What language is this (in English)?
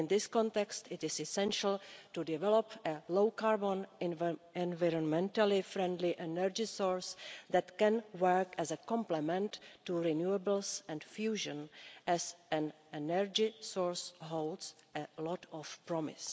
English